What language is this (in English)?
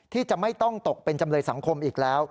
Thai